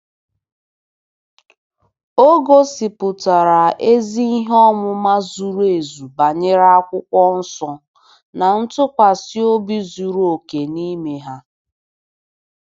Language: Igbo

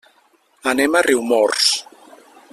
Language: Catalan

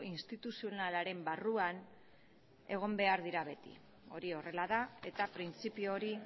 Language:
Basque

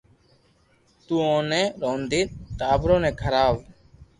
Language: Loarki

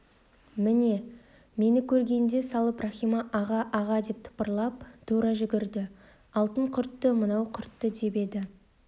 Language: Kazakh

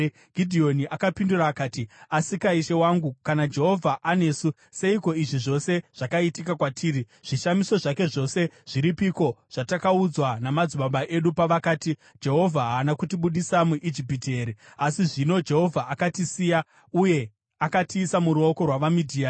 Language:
Shona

